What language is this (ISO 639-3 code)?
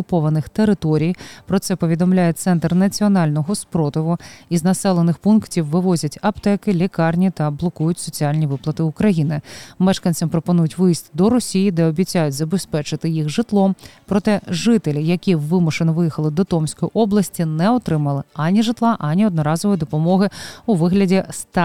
ukr